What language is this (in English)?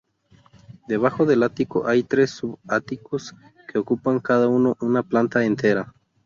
Spanish